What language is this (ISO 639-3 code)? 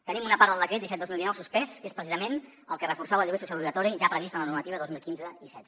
cat